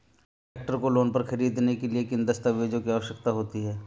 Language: Hindi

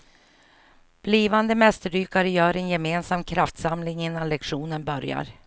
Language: Swedish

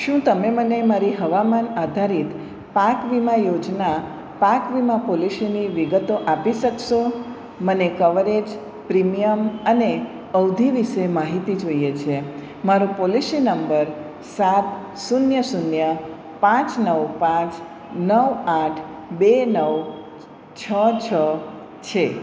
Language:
Gujarati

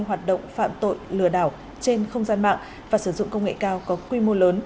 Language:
Vietnamese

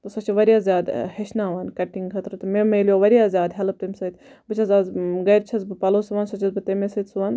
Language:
Kashmiri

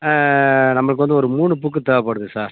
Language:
Tamil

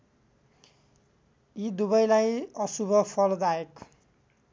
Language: Nepali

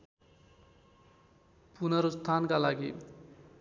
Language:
Nepali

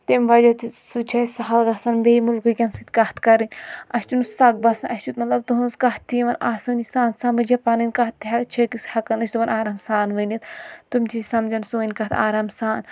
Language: Kashmiri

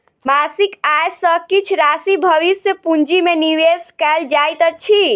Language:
Maithili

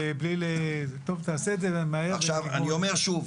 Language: Hebrew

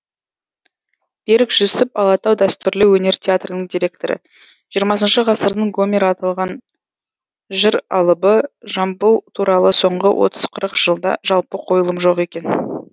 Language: Kazakh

